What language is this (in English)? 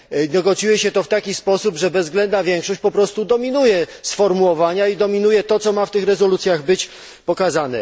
Polish